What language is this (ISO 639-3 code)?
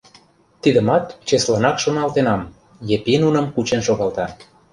chm